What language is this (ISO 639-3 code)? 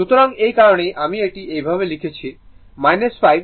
ben